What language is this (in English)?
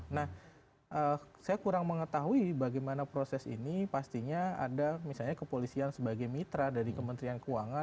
Indonesian